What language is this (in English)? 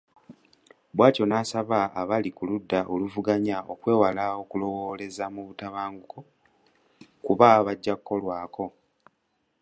Ganda